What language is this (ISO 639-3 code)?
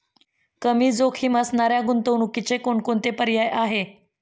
mar